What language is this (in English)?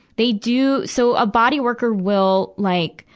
English